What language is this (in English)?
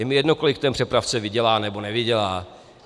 Czech